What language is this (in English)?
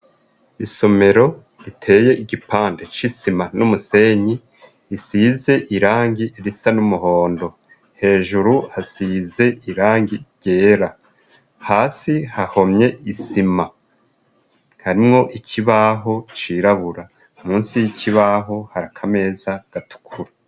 Rundi